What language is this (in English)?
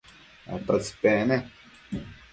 Matsés